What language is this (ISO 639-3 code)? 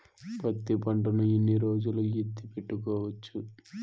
tel